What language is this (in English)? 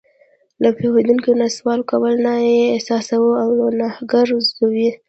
Pashto